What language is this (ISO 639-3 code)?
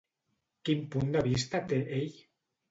cat